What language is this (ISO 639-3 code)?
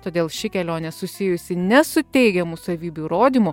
lit